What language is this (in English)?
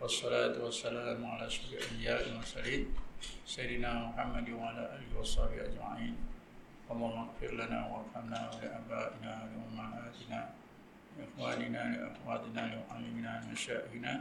Malay